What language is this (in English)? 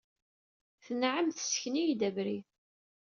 Kabyle